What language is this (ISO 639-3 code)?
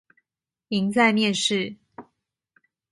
zho